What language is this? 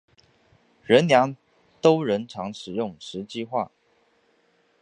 Chinese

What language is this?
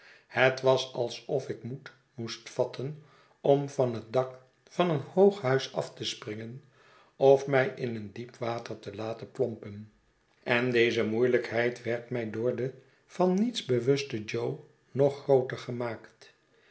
Dutch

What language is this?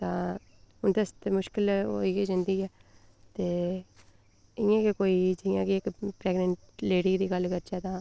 Dogri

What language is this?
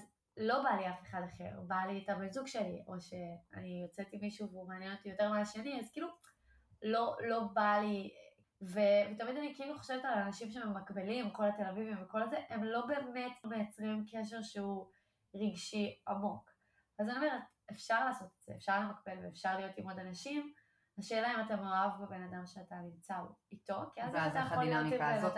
Hebrew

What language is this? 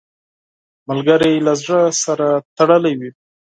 Pashto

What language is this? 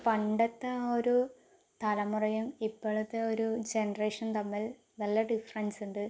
Malayalam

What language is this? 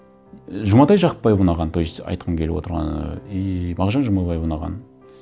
Kazakh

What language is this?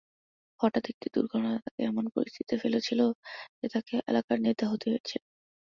Bangla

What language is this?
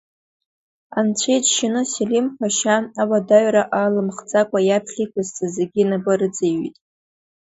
Abkhazian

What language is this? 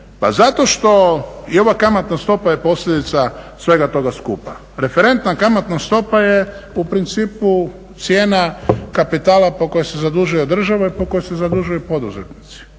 Croatian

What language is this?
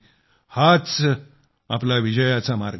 Marathi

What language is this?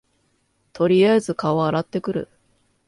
Japanese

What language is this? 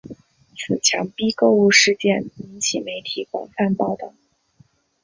Chinese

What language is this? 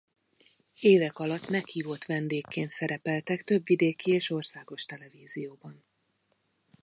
Hungarian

